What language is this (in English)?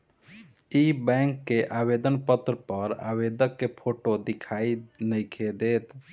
Bhojpuri